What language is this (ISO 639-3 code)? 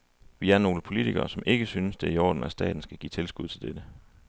dan